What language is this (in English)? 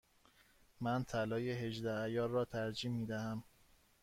Persian